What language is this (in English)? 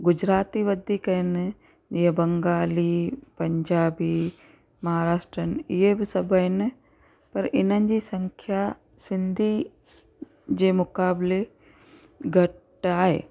Sindhi